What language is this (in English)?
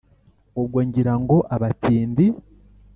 Kinyarwanda